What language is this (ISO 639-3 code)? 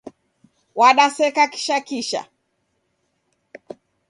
dav